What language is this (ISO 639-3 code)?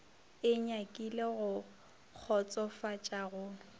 nso